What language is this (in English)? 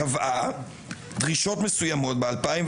Hebrew